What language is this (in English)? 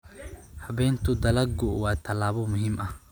Somali